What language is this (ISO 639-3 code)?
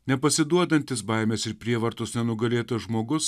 lit